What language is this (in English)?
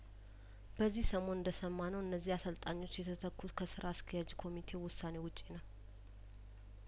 Amharic